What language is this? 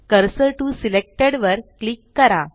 Marathi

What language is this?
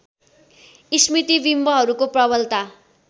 Nepali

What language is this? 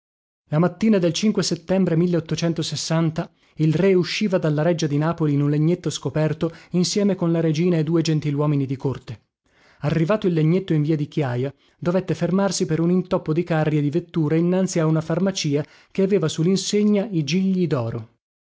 Italian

